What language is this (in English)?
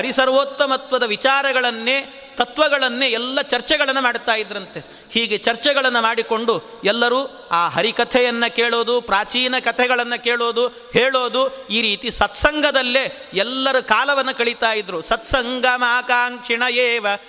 Kannada